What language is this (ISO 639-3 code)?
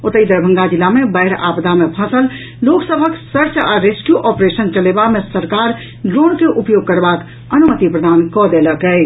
mai